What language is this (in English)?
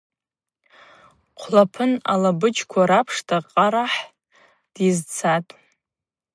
Abaza